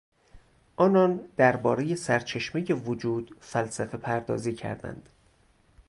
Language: Persian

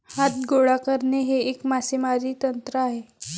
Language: Marathi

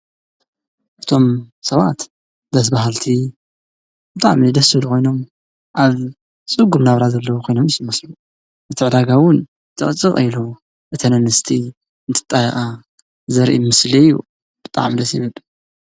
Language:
Tigrinya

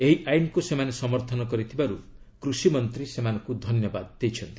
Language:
Odia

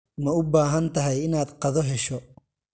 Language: Somali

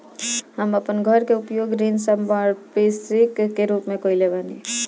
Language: Bhojpuri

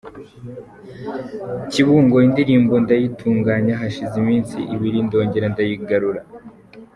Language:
Kinyarwanda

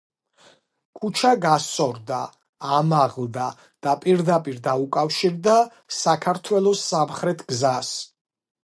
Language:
Georgian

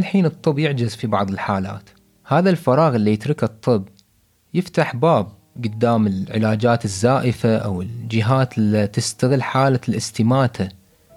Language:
Arabic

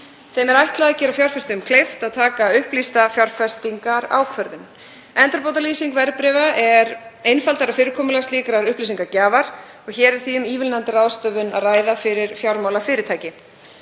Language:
Icelandic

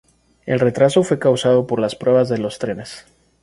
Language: Spanish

